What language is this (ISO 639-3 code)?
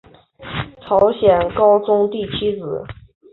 zho